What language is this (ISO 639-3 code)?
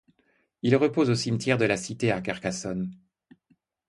fra